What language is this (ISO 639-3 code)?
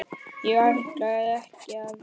isl